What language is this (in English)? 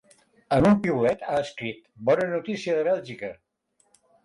Catalan